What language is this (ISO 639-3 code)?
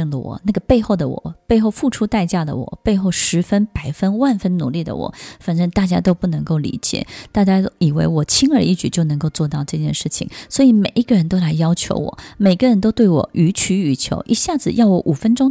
zho